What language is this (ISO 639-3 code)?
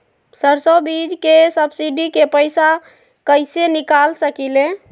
mag